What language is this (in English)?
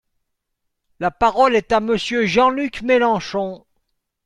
French